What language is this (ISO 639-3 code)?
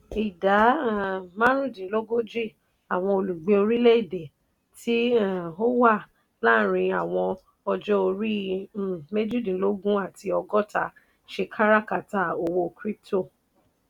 yor